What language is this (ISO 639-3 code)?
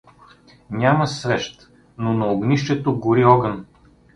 bul